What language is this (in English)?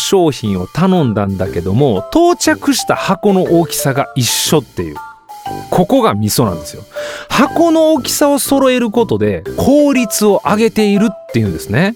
Japanese